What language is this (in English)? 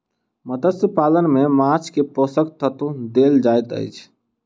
Maithili